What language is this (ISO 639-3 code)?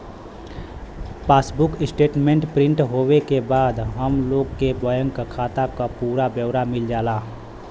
bho